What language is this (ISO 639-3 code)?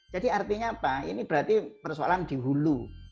ind